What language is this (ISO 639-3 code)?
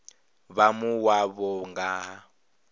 ven